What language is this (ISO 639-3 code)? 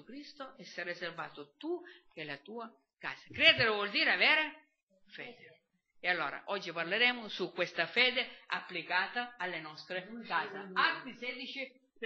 ita